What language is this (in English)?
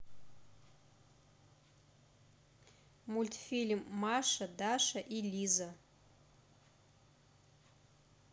Russian